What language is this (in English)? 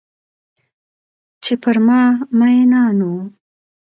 Pashto